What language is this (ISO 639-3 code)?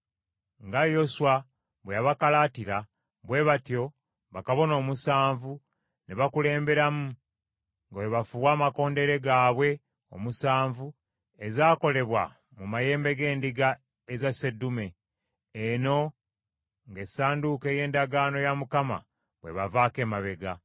lug